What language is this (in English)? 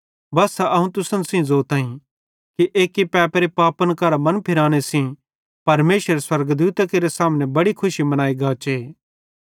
Bhadrawahi